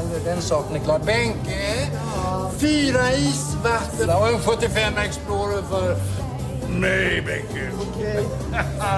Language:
Swedish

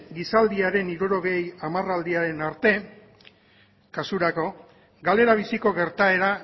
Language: Basque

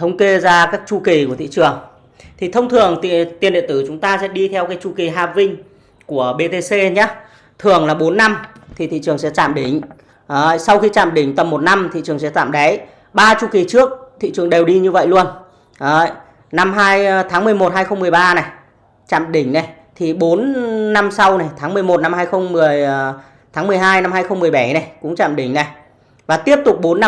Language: Vietnamese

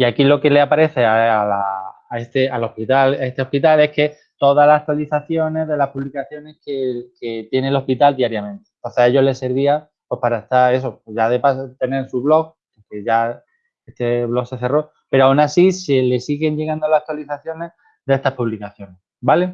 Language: Spanish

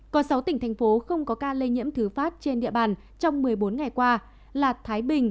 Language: Vietnamese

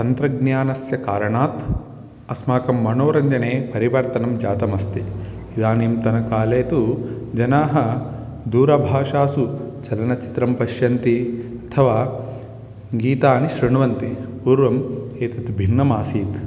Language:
Sanskrit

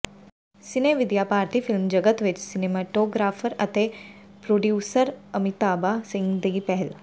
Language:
Punjabi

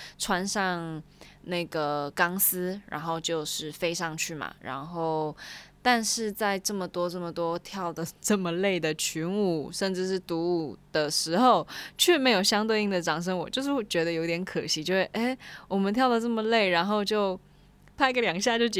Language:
Chinese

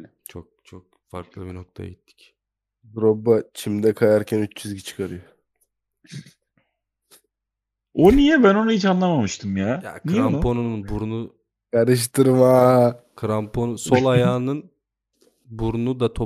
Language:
Turkish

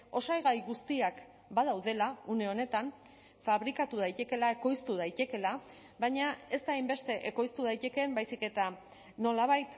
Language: Basque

